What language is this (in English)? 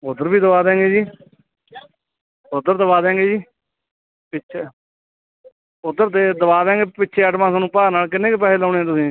Punjabi